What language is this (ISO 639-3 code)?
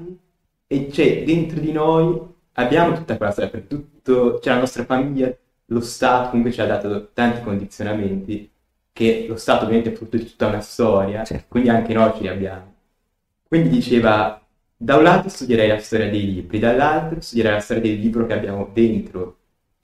ita